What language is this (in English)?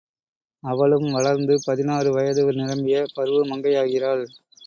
Tamil